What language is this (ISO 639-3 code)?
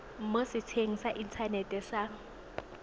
tsn